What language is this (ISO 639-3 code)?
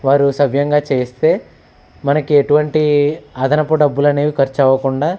tel